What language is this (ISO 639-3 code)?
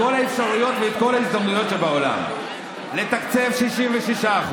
heb